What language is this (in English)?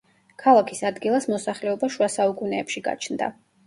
Georgian